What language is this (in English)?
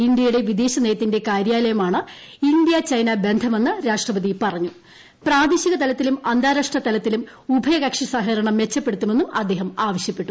Malayalam